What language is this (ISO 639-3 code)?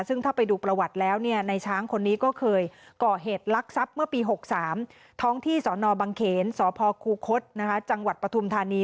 tha